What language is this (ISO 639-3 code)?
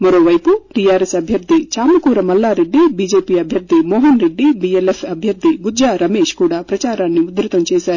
tel